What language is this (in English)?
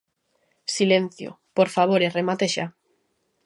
Galician